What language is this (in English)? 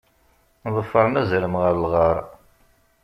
Kabyle